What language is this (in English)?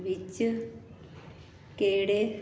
Punjabi